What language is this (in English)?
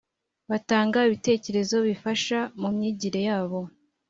Kinyarwanda